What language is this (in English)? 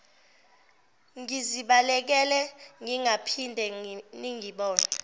Zulu